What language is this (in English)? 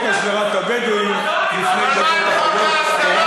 Hebrew